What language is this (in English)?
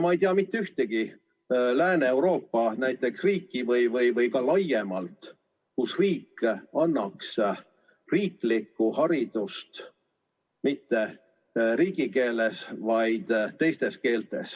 Estonian